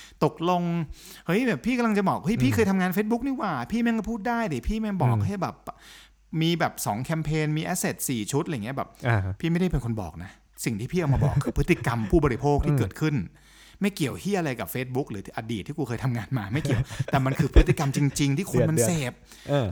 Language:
Thai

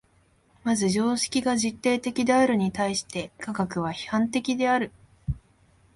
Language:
Japanese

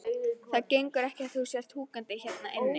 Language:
Icelandic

